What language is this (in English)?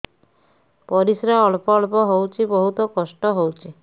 Odia